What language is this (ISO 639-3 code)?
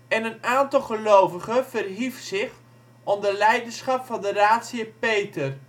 nld